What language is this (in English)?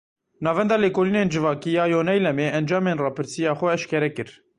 Kurdish